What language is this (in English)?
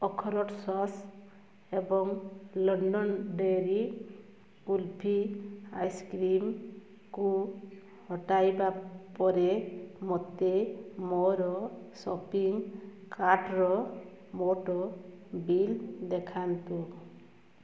Odia